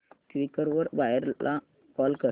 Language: Marathi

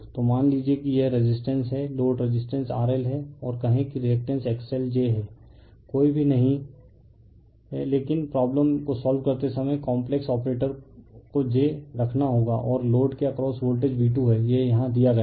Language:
Hindi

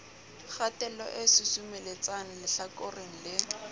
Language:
Southern Sotho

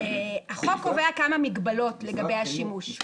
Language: Hebrew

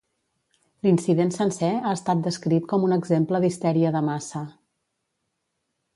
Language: Catalan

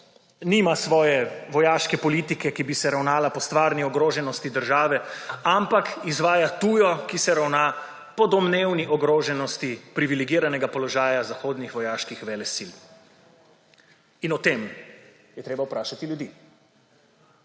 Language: Slovenian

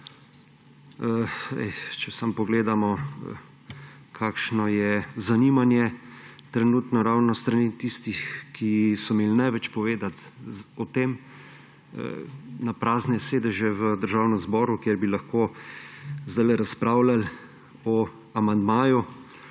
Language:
Slovenian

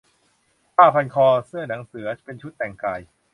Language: Thai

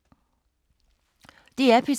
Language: Danish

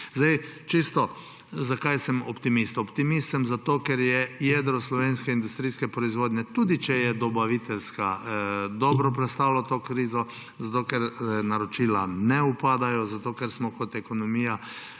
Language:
Slovenian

